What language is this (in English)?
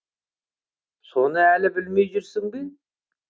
Kazakh